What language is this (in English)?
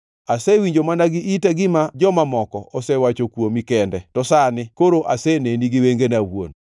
Luo (Kenya and Tanzania)